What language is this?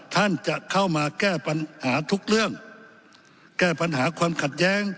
Thai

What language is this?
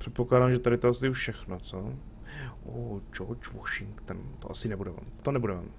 Czech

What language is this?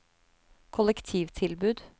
Norwegian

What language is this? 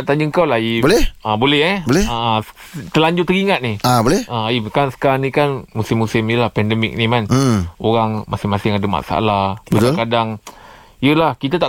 Malay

